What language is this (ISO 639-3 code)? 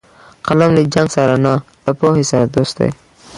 pus